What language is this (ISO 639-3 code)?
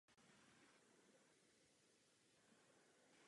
ces